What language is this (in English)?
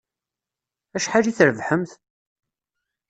Kabyle